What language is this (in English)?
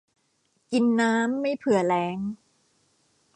Thai